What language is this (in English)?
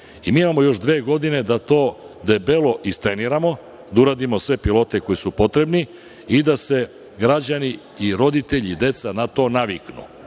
Serbian